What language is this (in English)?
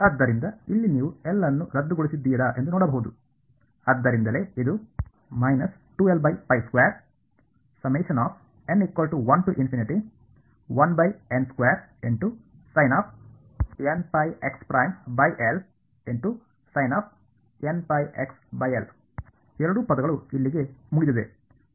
Kannada